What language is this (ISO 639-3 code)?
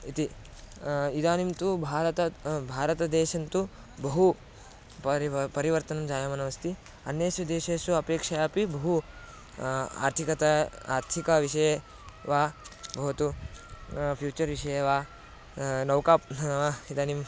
san